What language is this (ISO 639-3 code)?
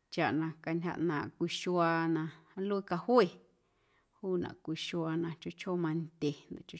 amu